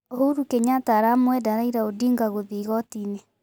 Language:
Kikuyu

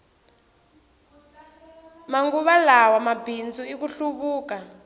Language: Tsonga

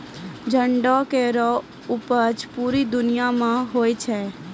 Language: Maithili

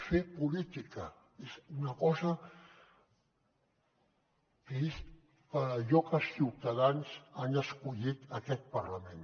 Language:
Catalan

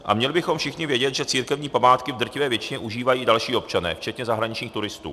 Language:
Czech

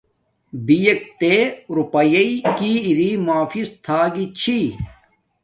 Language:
Domaaki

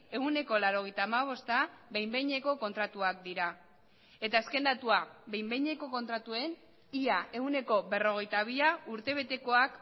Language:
Basque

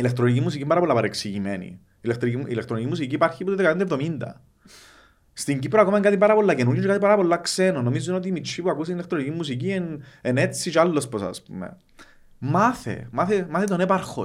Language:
Greek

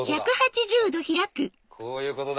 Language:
Japanese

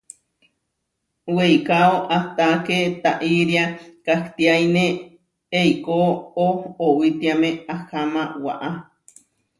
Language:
Huarijio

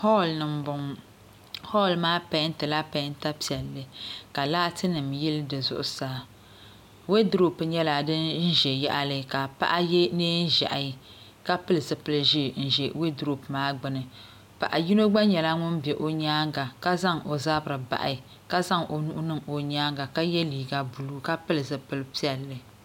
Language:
Dagbani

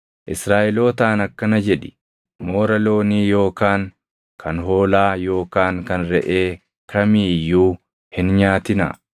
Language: Oromo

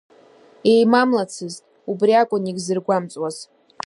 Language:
Abkhazian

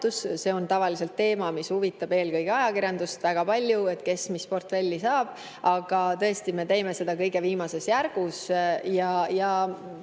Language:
Estonian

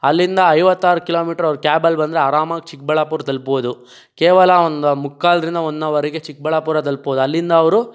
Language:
Kannada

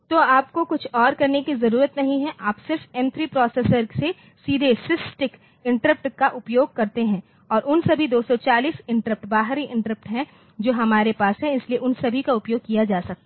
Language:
Hindi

